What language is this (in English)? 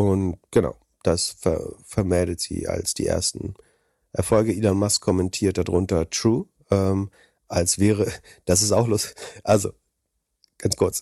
German